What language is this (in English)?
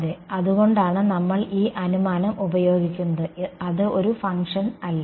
Malayalam